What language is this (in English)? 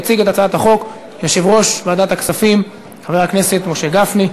Hebrew